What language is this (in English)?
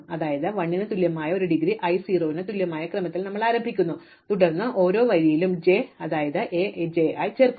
Malayalam